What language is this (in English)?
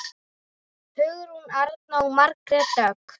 Icelandic